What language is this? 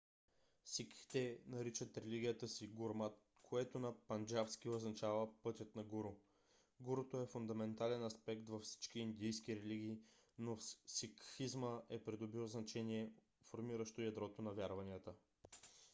Bulgarian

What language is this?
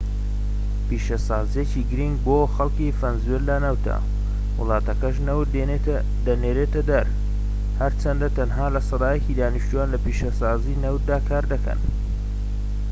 Central Kurdish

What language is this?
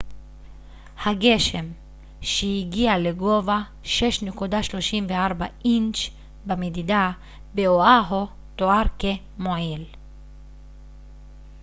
Hebrew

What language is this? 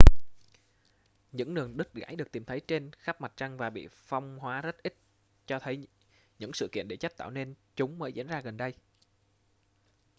Vietnamese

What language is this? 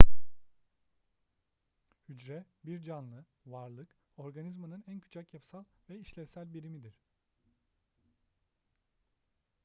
Turkish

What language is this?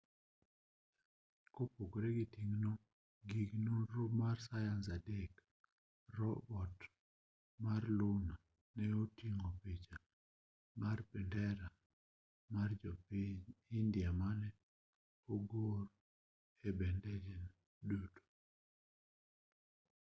Luo (Kenya and Tanzania)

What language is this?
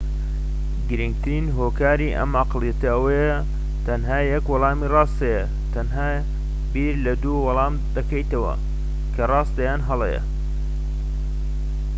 Central Kurdish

